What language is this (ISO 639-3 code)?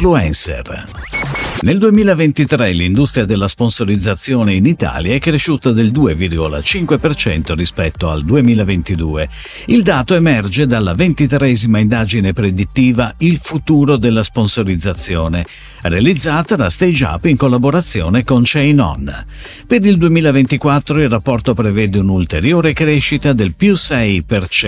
ita